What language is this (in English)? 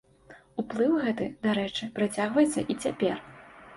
Belarusian